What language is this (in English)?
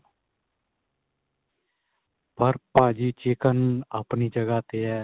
Punjabi